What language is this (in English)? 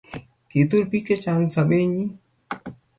Kalenjin